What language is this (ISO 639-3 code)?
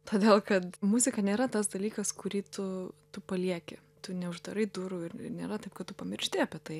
lit